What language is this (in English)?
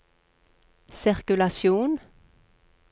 Norwegian